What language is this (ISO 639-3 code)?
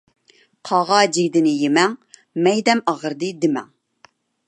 uig